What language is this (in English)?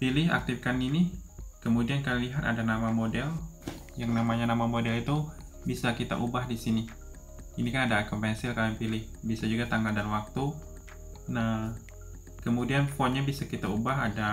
Indonesian